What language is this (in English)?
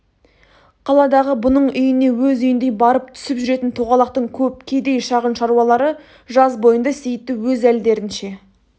Kazakh